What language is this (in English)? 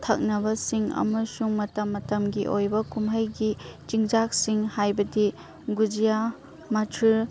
Manipuri